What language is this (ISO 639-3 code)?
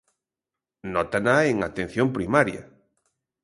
glg